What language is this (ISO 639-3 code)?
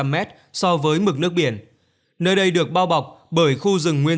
vie